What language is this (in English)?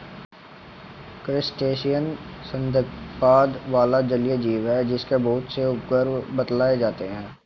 Hindi